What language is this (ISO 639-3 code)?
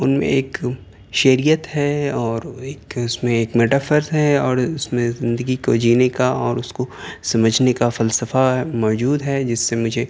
urd